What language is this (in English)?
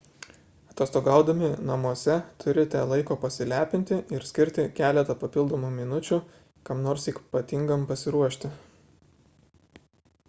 Lithuanian